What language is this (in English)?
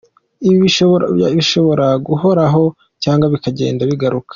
Kinyarwanda